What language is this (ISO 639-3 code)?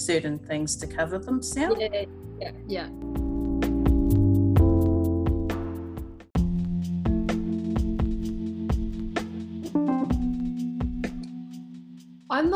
eng